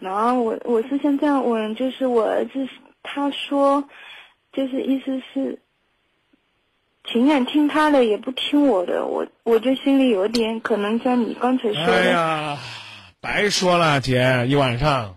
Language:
Chinese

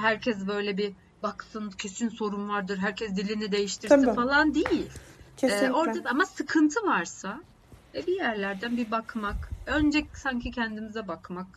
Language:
Turkish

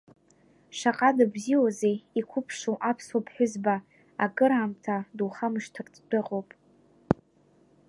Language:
Abkhazian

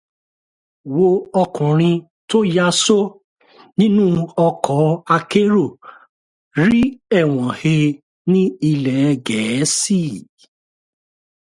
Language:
Yoruba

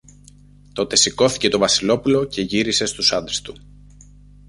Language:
Greek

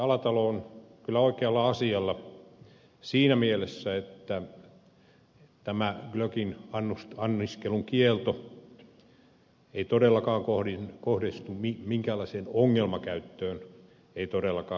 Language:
Finnish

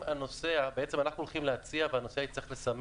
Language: Hebrew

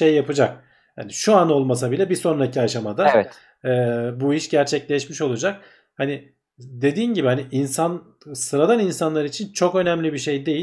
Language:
Turkish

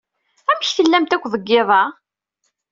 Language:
Kabyle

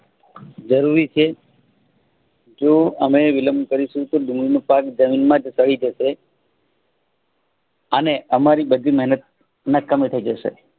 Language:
Gujarati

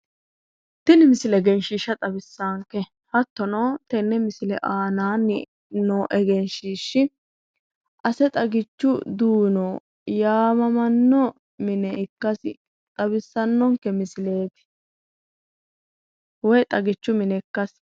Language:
Sidamo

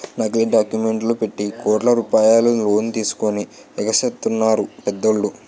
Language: Telugu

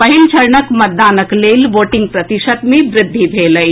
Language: Maithili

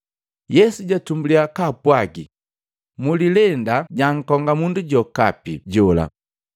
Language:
Matengo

